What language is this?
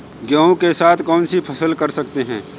Hindi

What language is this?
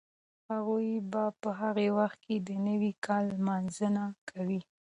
Pashto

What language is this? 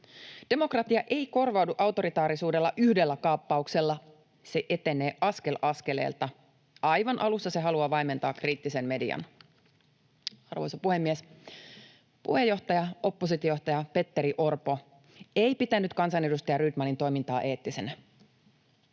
Finnish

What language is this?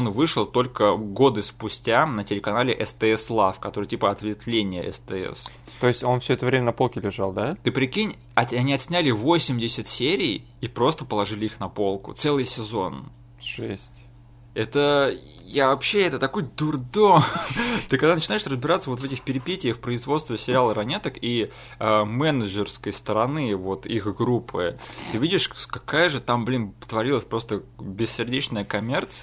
Russian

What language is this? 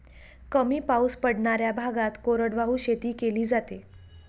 Marathi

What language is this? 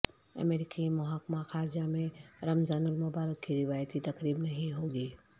Urdu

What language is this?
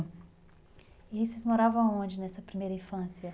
Portuguese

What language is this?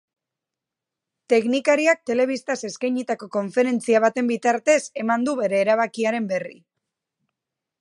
Basque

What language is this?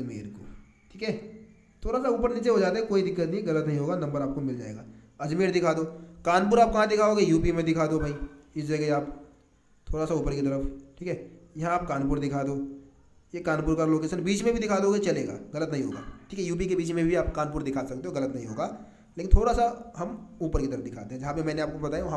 Hindi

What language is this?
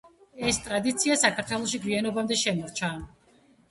Georgian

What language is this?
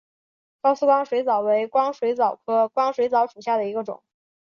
Chinese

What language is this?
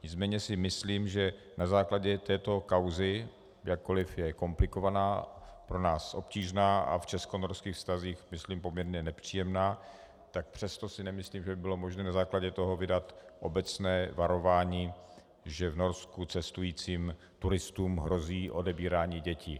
Czech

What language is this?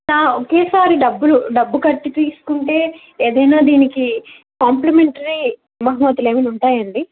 Telugu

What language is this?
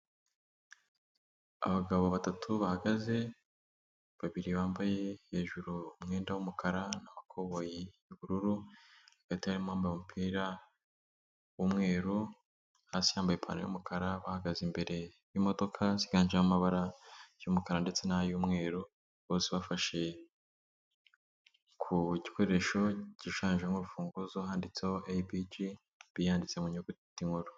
Kinyarwanda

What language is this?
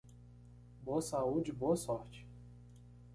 Portuguese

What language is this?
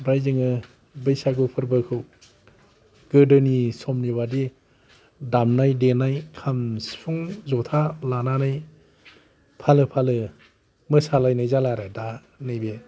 Bodo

